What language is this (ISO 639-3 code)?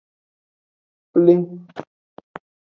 ajg